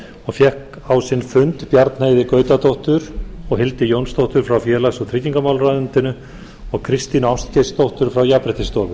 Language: Icelandic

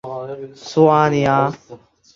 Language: Chinese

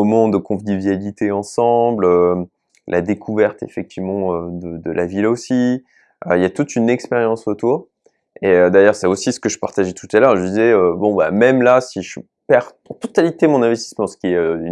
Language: French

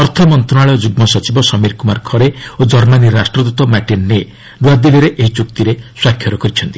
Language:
Odia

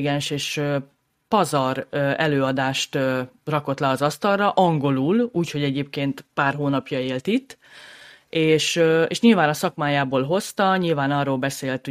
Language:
Hungarian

